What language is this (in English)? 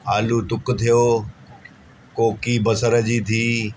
Sindhi